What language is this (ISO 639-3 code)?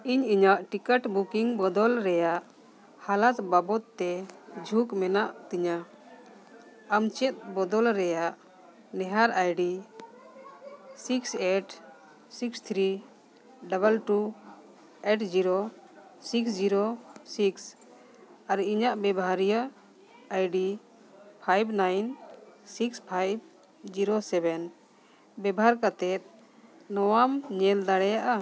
sat